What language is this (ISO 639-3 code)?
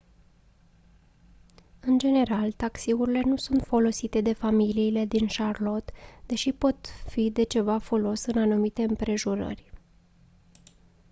ron